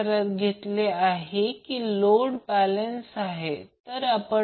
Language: Marathi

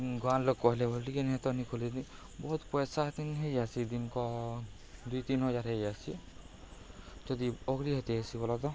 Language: Odia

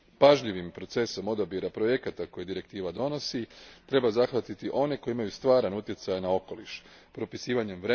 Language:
Croatian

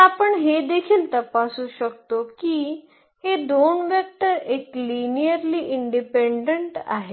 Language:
Marathi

